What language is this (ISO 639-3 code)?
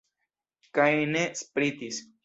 epo